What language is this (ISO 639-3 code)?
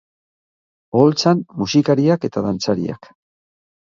eus